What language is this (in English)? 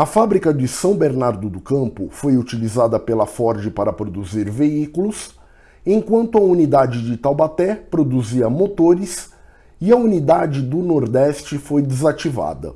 Portuguese